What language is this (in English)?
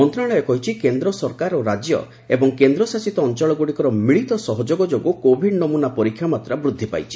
Odia